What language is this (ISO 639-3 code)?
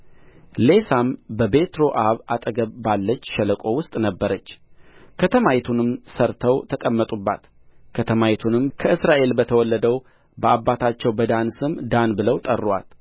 amh